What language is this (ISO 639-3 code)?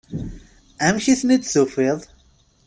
kab